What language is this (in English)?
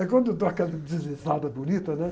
Portuguese